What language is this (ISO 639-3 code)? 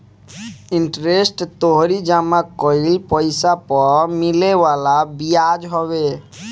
bho